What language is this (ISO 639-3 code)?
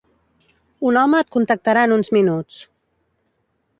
cat